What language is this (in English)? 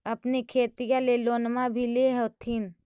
Magahi